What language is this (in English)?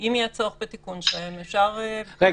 Hebrew